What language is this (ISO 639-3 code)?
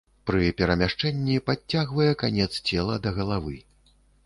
bel